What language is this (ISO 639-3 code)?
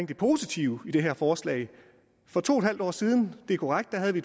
dan